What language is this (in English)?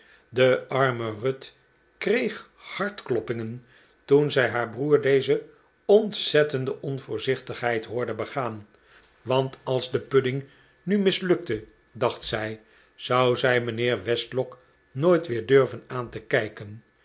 Dutch